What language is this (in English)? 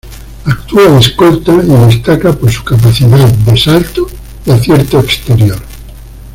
Spanish